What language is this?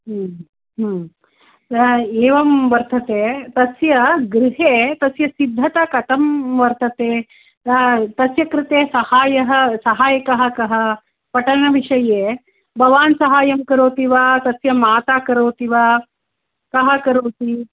Sanskrit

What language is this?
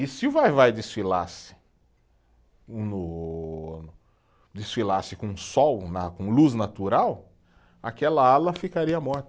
Portuguese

